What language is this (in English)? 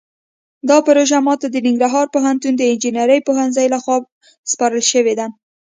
Pashto